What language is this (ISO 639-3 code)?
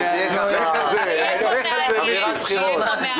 heb